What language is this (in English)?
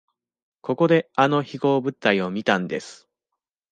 Japanese